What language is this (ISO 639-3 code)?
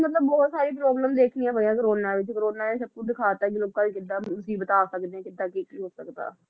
pan